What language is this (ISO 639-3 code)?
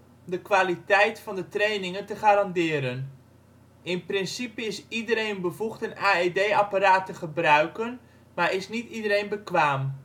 nld